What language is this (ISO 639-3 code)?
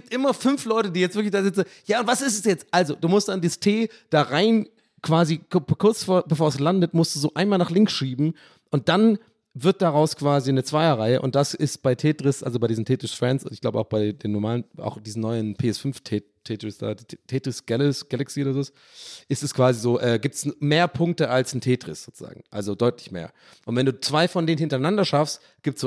deu